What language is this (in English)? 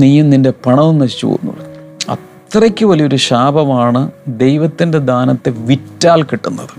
Malayalam